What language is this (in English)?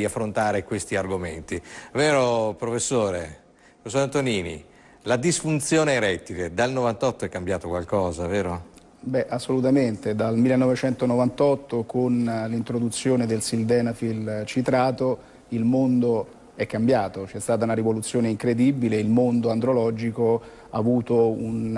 Italian